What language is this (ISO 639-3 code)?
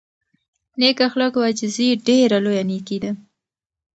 pus